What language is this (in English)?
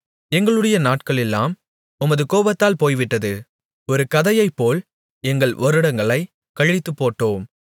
Tamil